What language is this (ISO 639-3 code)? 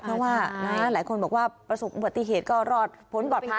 tha